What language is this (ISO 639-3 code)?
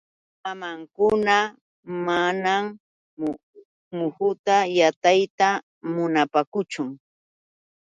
qux